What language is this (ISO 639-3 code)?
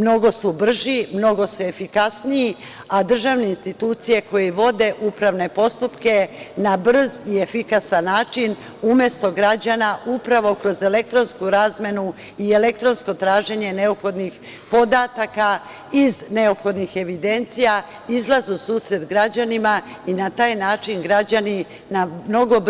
srp